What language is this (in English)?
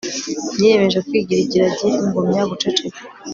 Kinyarwanda